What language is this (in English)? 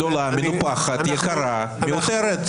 Hebrew